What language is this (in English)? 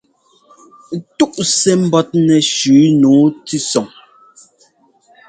Ngomba